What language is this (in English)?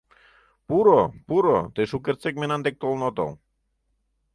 Mari